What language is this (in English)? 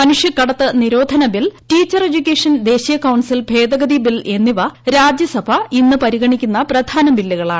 Malayalam